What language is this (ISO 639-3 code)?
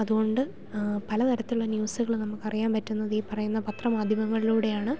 mal